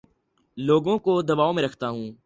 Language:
Urdu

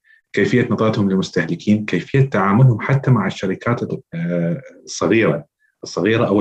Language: Arabic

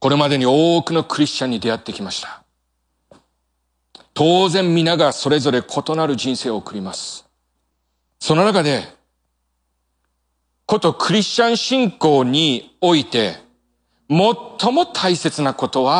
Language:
Japanese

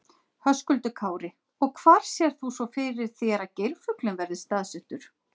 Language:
Icelandic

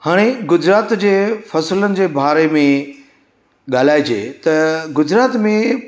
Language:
Sindhi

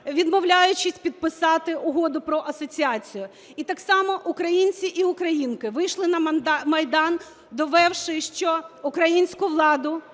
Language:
Ukrainian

